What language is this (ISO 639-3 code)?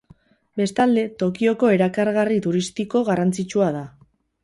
eus